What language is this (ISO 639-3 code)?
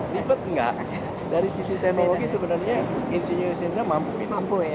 ind